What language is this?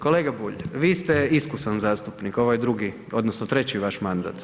Croatian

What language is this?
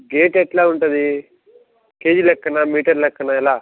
Telugu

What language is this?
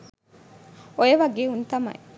Sinhala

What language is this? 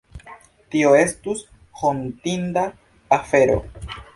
Esperanto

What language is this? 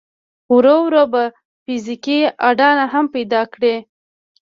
Pashto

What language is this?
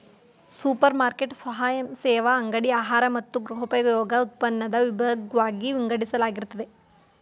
Kannada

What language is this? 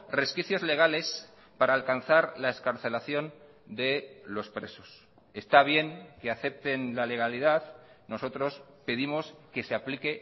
Spanish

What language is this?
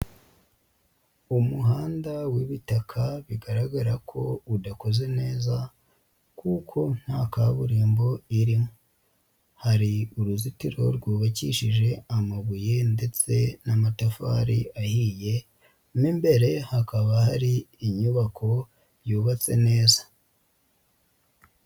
Kinyarwanda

